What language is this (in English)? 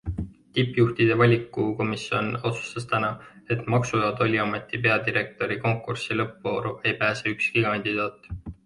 Estonian